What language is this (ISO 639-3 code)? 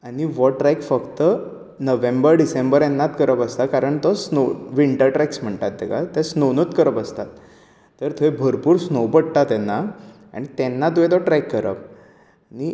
kok